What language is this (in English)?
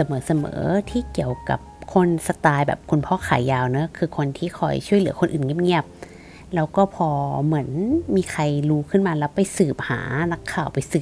Thai